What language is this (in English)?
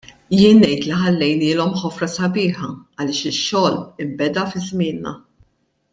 Maltese